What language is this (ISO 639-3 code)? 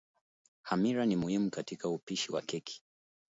swa